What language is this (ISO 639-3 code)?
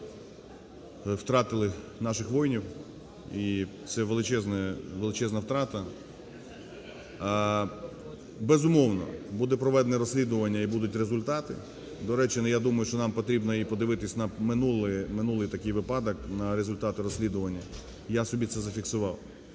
ukr